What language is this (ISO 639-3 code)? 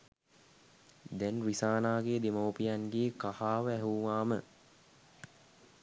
sin